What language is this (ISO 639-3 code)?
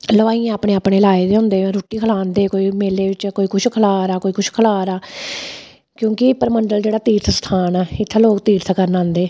doi